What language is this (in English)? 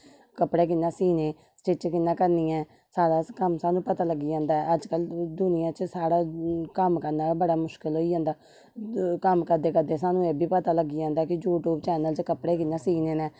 Dogri